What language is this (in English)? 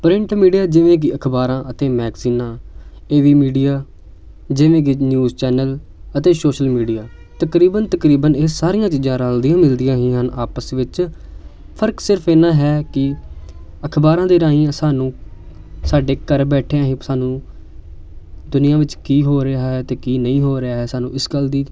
Punjabi